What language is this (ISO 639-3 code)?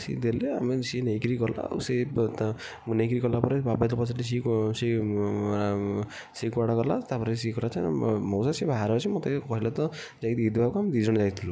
ori